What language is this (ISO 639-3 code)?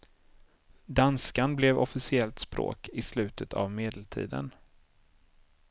swe